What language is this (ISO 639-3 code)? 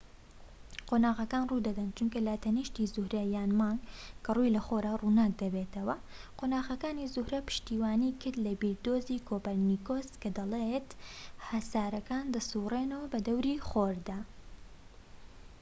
ckb